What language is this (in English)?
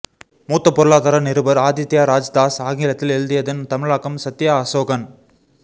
Tamil